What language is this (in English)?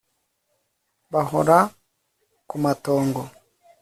Kinyarwanda